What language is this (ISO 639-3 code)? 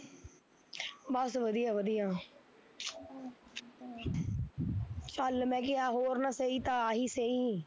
pan